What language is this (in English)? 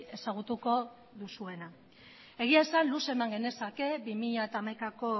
Basque